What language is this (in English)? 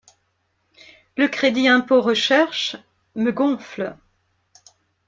French